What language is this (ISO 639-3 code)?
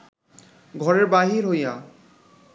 ben